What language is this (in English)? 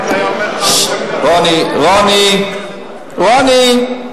Hebrew